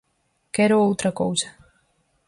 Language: Galician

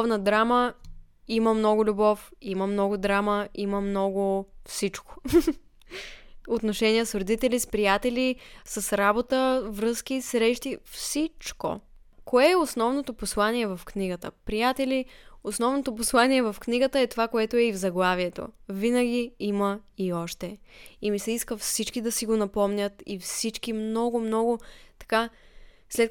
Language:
Bulgarian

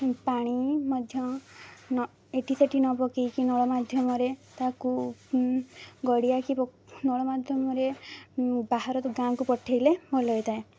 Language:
Odia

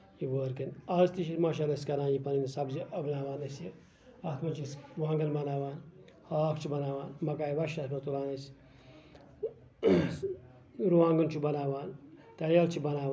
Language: Kashmiri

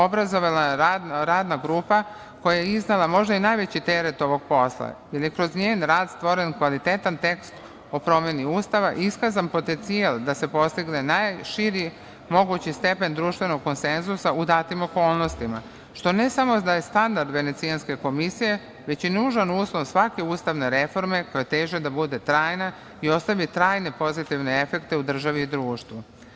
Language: Serbian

